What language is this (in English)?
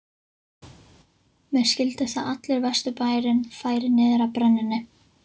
Icelandic